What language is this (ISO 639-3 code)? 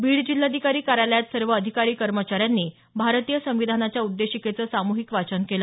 mar